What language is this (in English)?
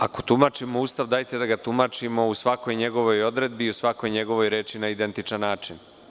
Serbian